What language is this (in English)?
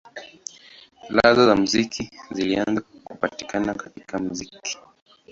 Swahili